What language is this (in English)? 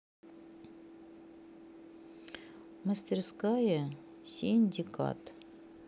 Russian